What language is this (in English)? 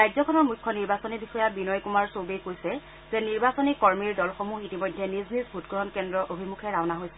Assamese